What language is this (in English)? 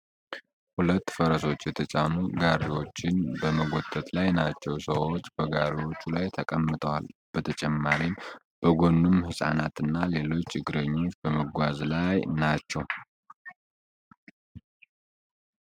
Amharic